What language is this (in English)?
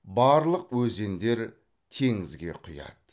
Kazakh